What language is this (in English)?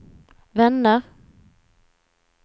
Swedish